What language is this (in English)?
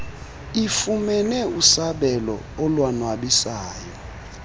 Xhosa